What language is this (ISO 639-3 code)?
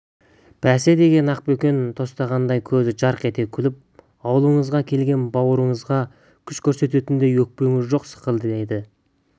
kaz